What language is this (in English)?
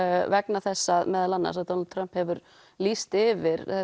Icelandic